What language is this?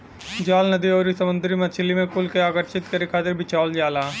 Bhojpuri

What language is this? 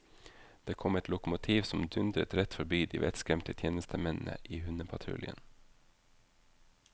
Norwegian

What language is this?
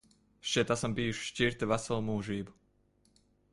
Latvian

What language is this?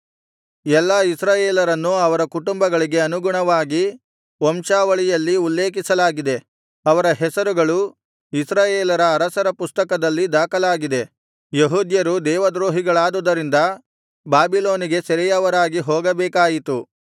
Kannada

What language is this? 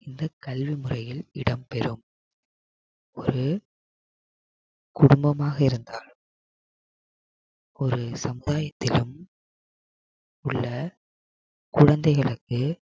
Tamil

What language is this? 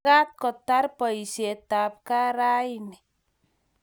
Kalenjin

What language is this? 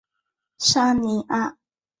Chinese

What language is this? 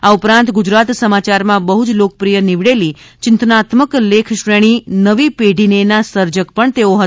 Gujarati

